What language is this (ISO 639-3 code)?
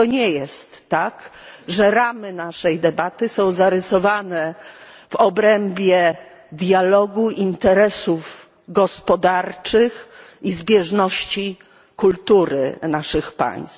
pol